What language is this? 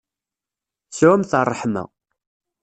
Kabyle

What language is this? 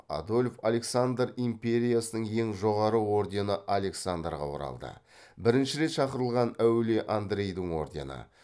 Kazakh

